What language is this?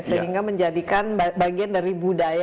Indonesian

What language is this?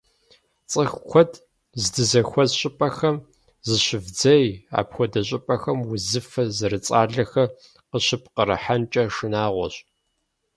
Kabardian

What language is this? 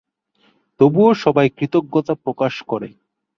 Bangla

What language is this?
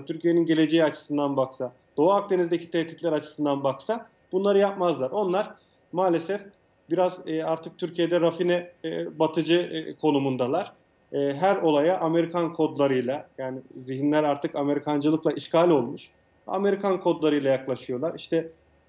Turkish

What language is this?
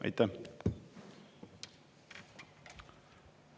Estonian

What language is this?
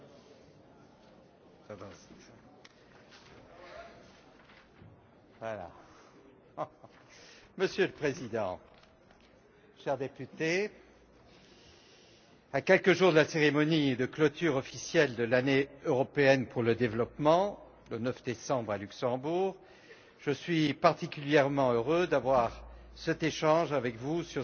French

